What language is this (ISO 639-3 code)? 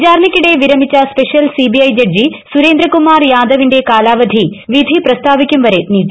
mal